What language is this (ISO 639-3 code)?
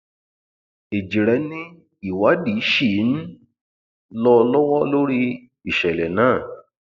yor